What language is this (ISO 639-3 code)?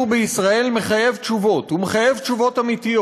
heb